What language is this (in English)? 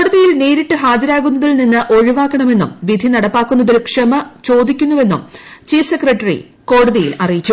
Malayalam